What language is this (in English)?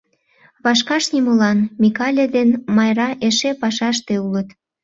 Mari